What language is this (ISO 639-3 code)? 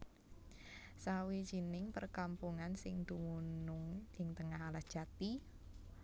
jav